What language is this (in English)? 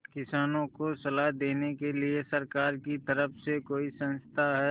Hindi